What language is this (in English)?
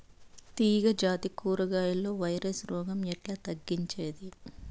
Telugu